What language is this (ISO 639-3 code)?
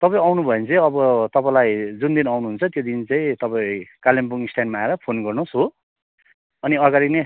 nep